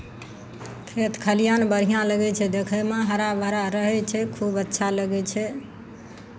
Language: Maithili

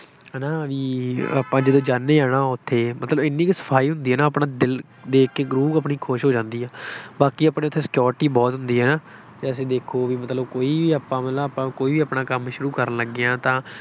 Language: Punjabi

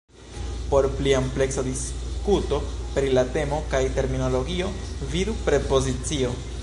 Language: Esperanto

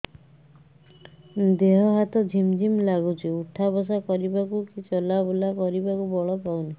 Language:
Odia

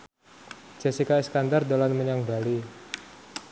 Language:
Javanese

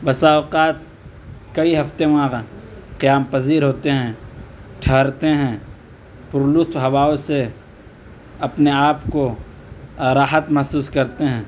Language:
Urdu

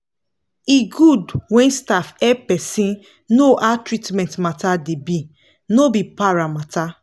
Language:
Nigerian Pidgin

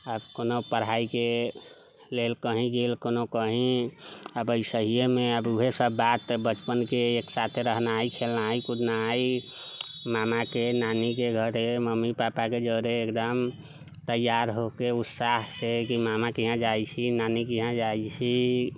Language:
Maithili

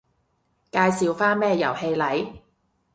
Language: Cantonese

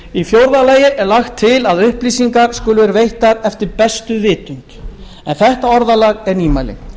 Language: Icelandic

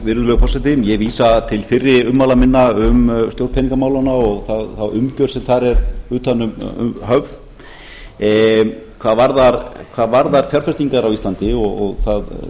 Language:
Icelandic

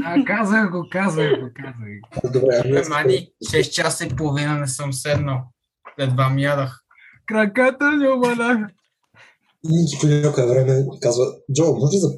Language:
Bulgarian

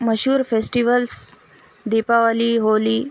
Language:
Urdu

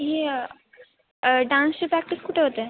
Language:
Marathi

